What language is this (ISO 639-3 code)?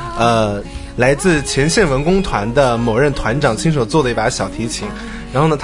zho